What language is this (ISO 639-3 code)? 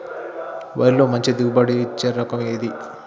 tel